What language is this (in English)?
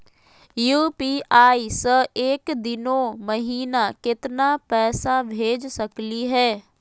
Magahi